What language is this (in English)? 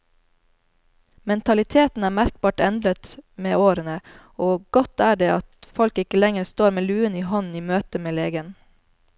Norwegian